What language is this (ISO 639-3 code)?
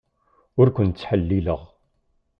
kab